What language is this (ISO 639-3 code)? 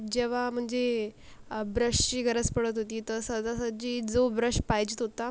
mar